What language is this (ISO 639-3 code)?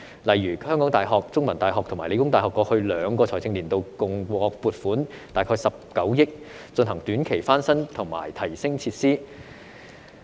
yue